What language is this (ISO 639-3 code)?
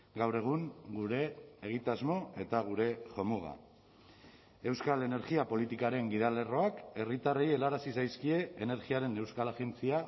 eus